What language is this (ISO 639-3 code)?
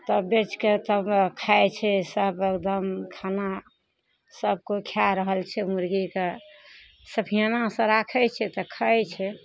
mai